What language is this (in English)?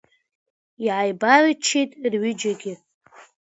Abkhazian